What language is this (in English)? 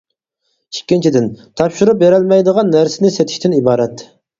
Uyghur